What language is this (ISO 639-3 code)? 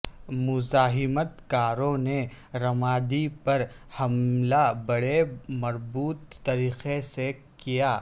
urd